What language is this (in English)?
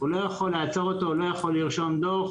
Hebrew